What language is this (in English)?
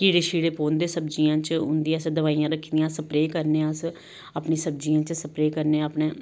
Dogri